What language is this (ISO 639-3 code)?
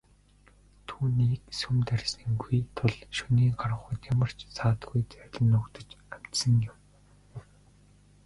mon